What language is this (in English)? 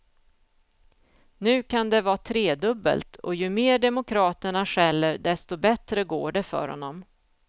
Swedish